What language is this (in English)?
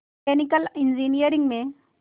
Hindi